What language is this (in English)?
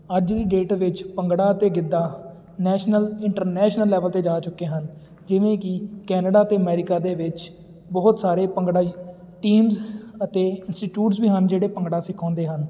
Punjabi